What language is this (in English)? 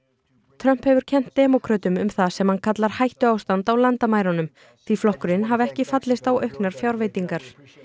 Icelandic